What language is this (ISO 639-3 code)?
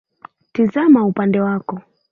swa